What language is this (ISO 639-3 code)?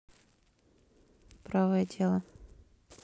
rus